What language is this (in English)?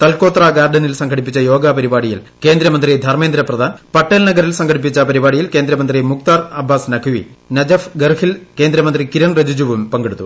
Malayalam